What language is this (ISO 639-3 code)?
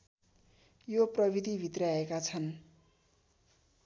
nep